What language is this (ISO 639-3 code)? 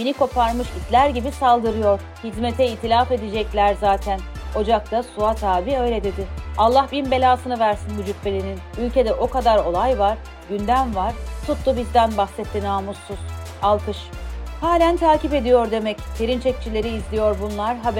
tur